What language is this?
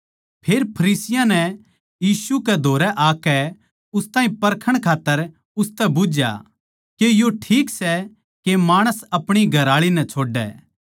Haryanvi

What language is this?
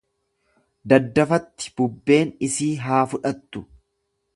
Oromo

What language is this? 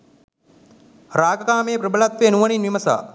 Sinhala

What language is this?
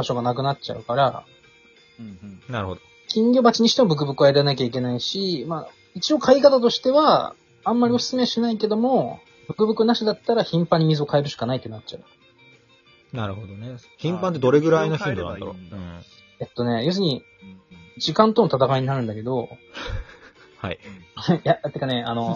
Japanese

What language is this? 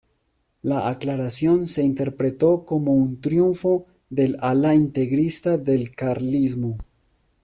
Spanish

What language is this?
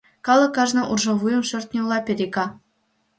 Mari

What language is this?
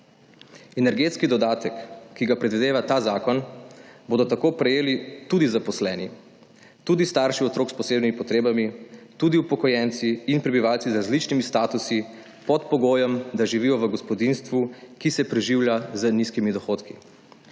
Slovenian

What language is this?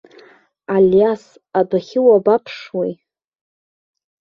Abkhazian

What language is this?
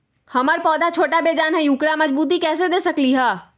Magahi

